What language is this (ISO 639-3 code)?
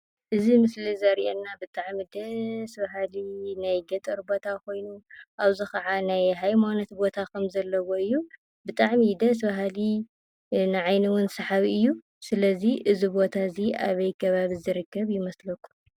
tir